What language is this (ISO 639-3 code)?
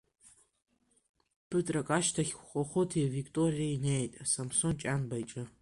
abk